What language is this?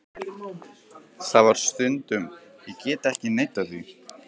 Icelandic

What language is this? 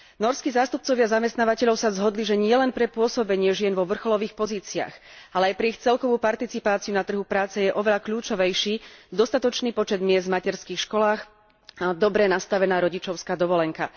Slovak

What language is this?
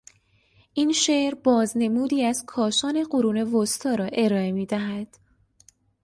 Persian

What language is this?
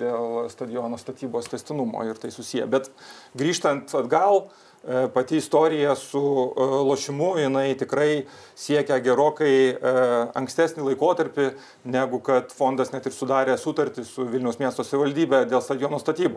Lithuanian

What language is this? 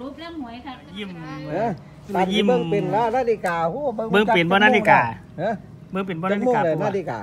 Thai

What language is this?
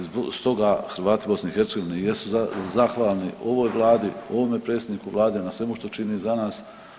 Croatian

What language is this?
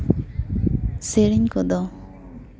Santali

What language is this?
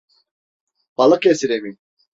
Turkish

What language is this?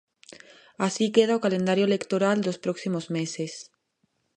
Galician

